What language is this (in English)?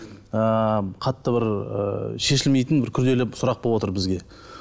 Kazakh